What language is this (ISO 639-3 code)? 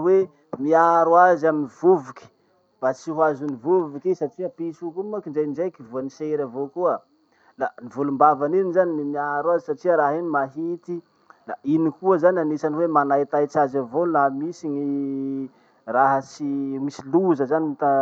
msh